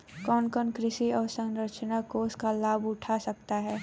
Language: Hindi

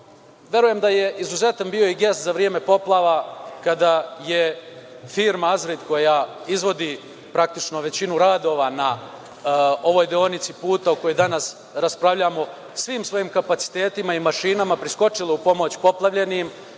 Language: Serbian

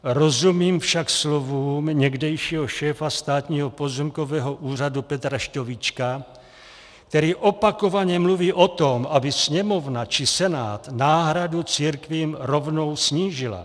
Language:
Czech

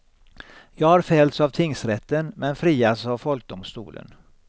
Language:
Swedish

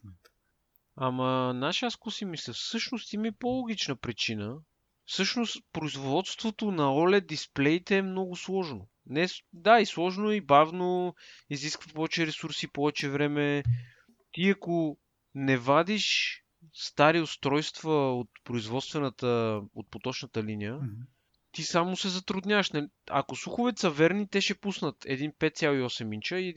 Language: Bulgarian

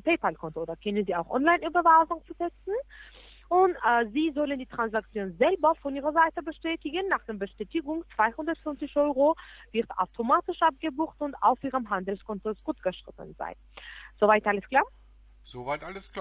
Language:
German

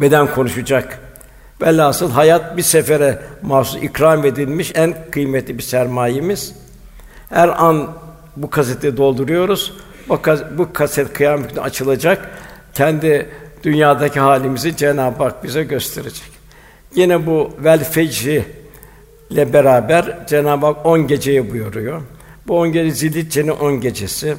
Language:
Turkish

